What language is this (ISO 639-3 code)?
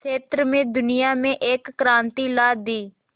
hin